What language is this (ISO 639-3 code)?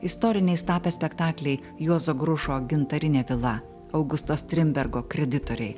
lit